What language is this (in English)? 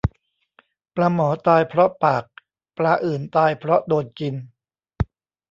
Thai